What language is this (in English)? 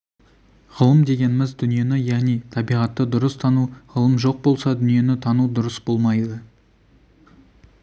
Kazakh